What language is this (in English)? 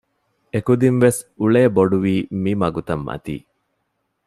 Divehi